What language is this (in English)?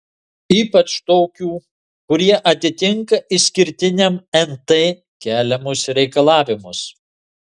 Lithuanian